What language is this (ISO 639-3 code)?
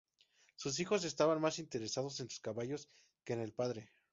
spa